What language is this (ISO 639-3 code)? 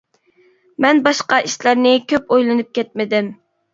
uig